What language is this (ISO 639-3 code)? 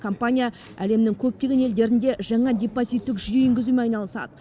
kaz